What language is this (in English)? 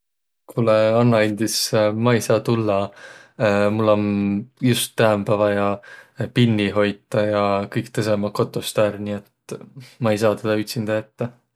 Võro